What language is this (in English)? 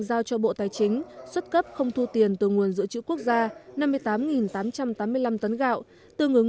Vietnamese